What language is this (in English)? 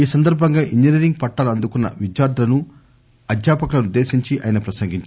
Telugu